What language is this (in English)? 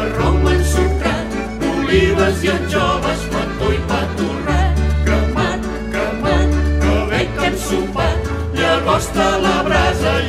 Romanian